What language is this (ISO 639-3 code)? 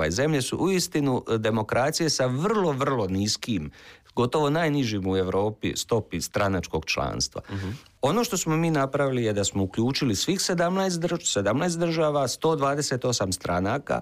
hrv